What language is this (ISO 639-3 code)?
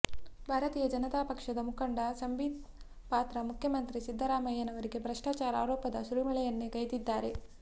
kan